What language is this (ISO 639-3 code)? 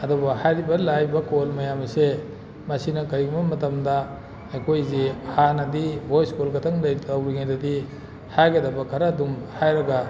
mni